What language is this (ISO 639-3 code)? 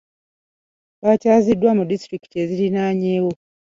lug